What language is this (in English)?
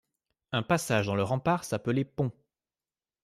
French